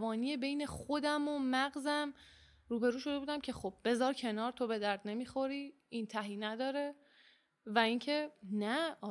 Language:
Persian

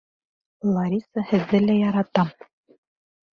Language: Bashkir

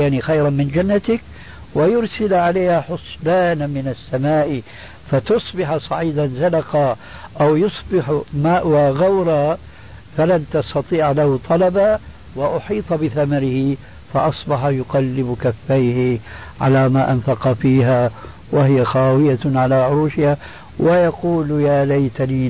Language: Arabic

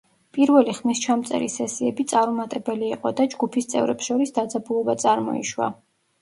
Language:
Georgian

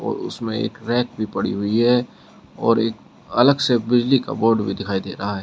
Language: Hindi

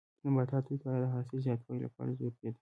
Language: Pashto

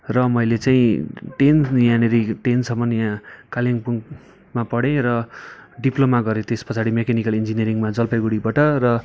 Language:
Nepali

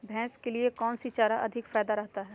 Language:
Magahi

